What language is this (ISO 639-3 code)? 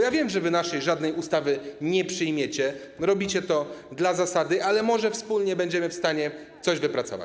pol